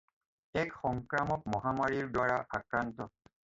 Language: Assamese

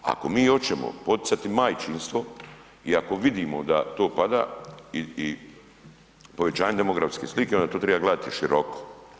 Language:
Croatian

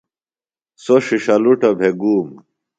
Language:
Phalura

